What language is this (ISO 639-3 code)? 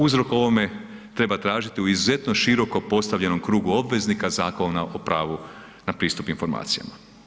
hrv